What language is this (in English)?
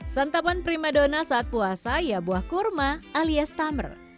Indonesian